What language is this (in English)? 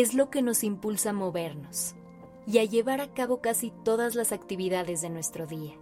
Spanish